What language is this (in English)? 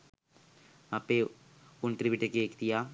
Sinhala